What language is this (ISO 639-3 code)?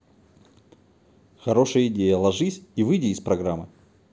rus